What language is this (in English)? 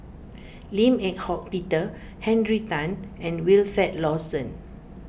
English